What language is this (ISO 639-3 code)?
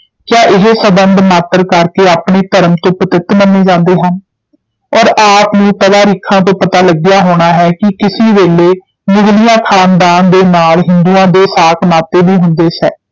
pan